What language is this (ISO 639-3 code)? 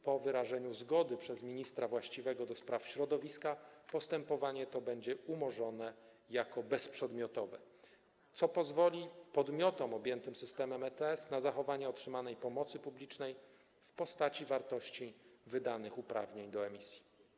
pol